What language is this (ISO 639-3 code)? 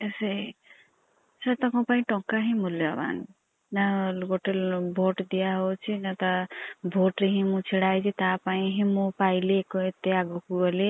ori